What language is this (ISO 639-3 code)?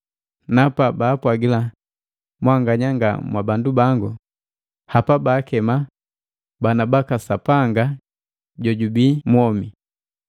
mgv